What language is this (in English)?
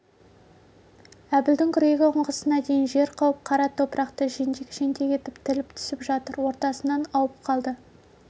Kazakh